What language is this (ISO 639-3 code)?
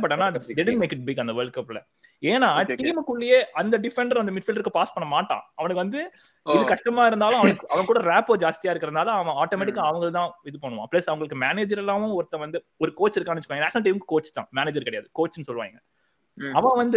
tam